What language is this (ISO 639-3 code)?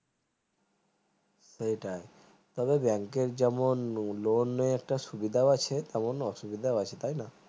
ben